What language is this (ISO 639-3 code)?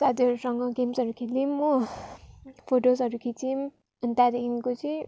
nep